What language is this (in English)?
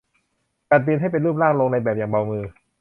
Thai